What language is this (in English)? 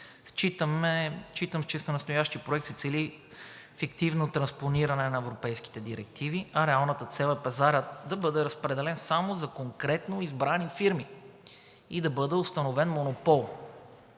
Bulgarian